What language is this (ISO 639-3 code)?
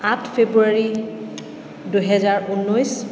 asm